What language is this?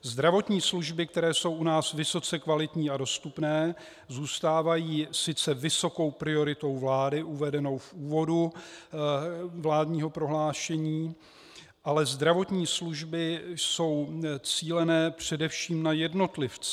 Czech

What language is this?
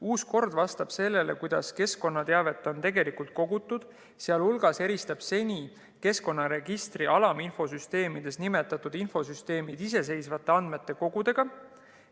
Estonian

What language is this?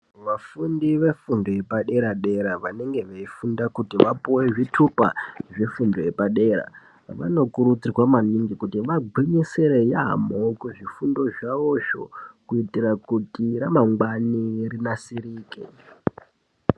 Ndau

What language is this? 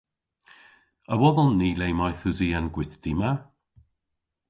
Cornish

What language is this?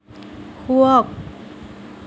Assamese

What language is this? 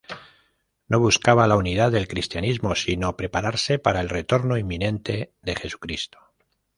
Spanish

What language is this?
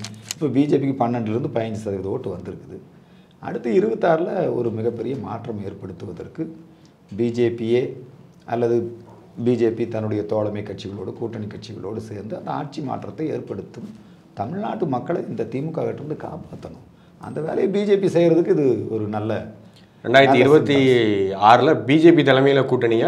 Tamil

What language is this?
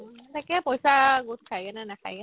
Assamese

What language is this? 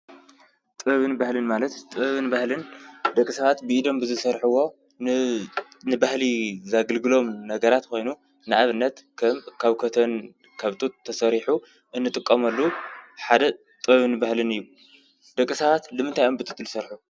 Tigrinya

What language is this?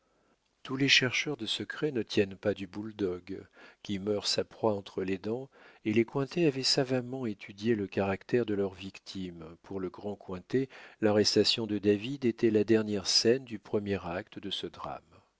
French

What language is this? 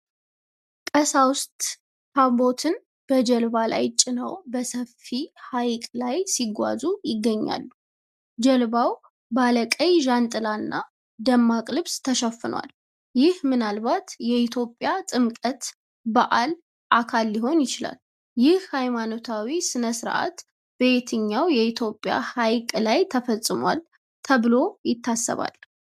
Amharic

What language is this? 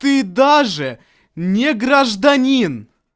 Russian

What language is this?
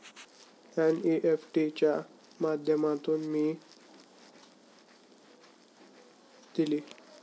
Marathi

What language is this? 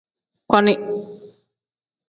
Tem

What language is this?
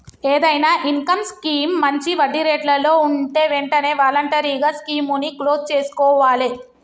Telugu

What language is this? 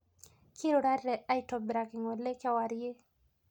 Masai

